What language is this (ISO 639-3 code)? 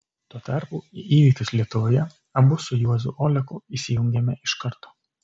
lit